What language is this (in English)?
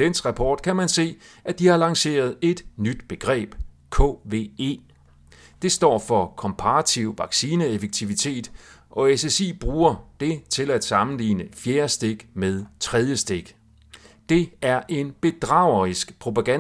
Danish